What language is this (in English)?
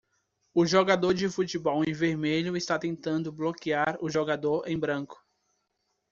Portuguese